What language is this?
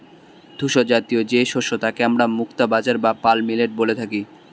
Bangla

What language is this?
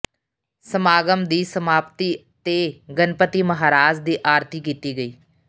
Punjabi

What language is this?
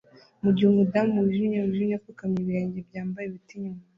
Kinyarwanda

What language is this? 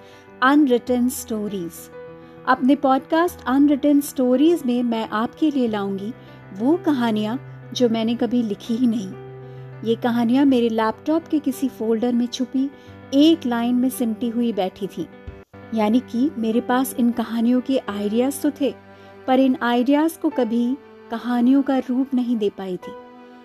Hindi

